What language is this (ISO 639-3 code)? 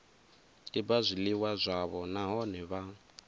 ven